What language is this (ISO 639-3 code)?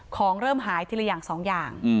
tha